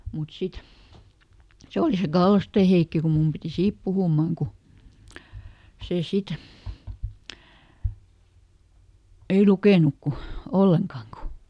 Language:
Finnish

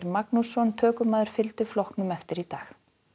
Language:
Icelandic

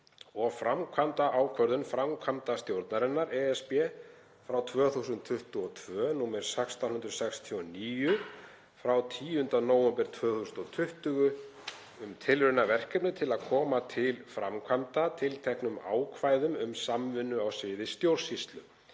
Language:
Icelandic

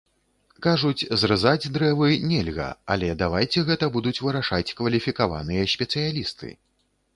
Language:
Belarusian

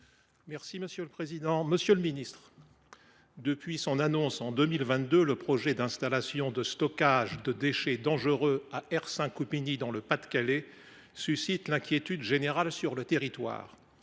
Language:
French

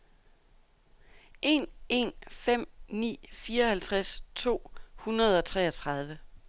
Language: Danish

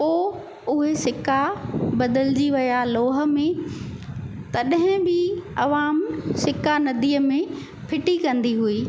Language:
Sindhi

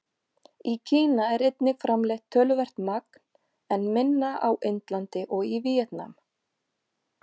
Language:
Icelandic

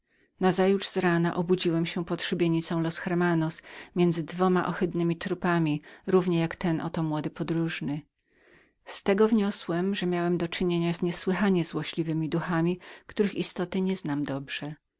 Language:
Polish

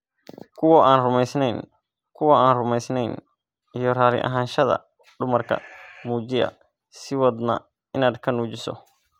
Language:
Somali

